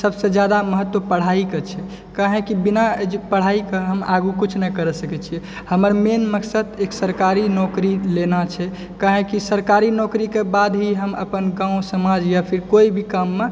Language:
Maithili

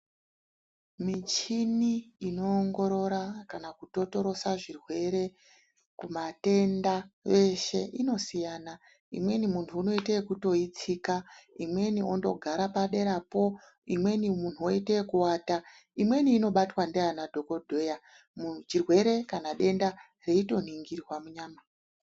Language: Ndau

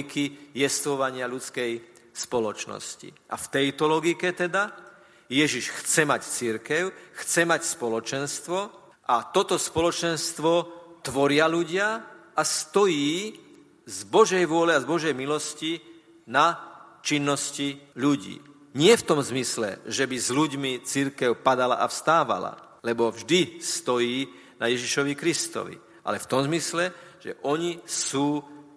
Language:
Slovak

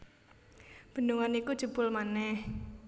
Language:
Javanese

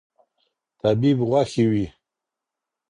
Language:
Pashto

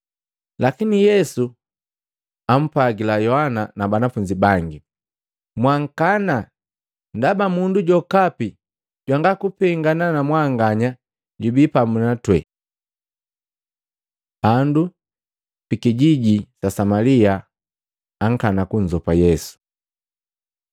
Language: Matengo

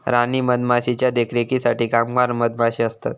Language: Marathi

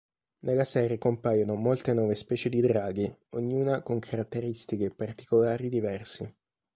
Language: Italian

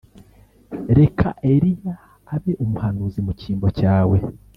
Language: Kinyarwanda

